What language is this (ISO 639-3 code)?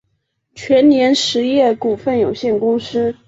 zho